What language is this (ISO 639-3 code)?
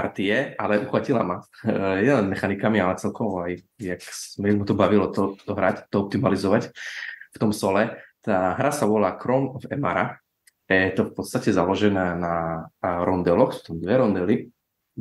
slk